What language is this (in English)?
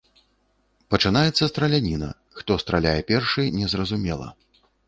Belarusian